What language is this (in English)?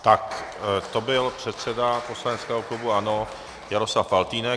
Czech